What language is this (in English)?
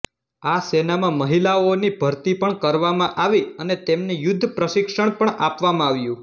Gujarati